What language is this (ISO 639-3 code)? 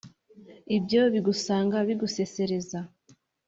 kin